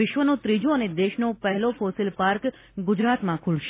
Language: Gujarati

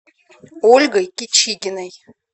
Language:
Russian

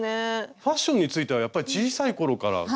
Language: Japanese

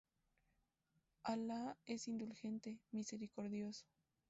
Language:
Spanish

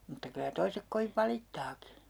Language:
Finnish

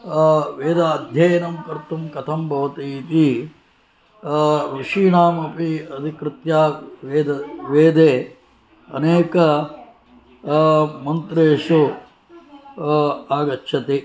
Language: Sanskrit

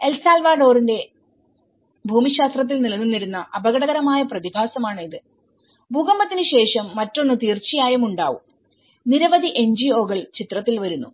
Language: Malayalam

